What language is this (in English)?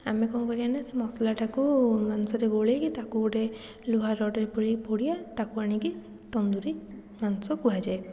Odia